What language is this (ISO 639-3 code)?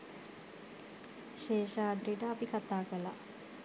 sin